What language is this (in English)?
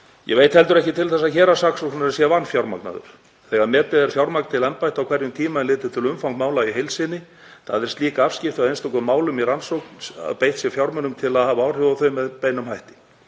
Icelandic